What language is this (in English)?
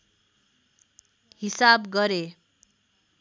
Nepali